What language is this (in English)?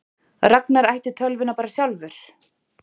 Icelandic